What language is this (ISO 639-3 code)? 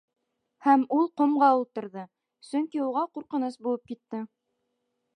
bak